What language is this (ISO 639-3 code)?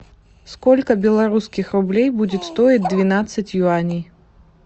rus